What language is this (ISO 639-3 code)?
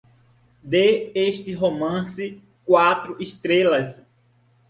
por